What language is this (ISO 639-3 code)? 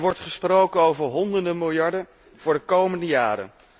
nld